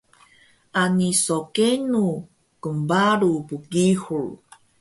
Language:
Taroko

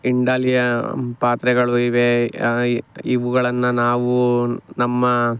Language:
Kannada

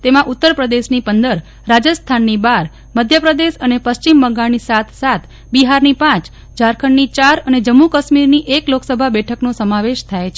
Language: Gujarati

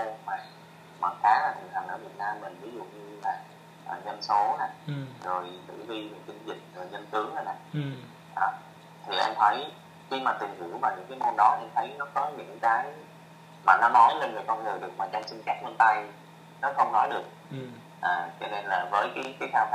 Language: Vietnamese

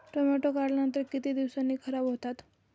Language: Marathi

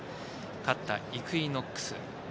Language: Japanese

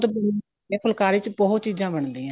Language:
Punjabi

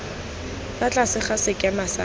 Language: Tswana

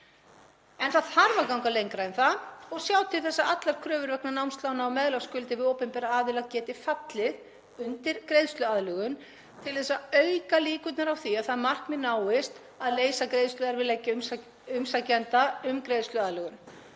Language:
Icelandic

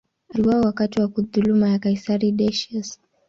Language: Swahili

